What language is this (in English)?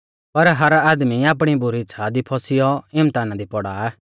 Mahasu Pahari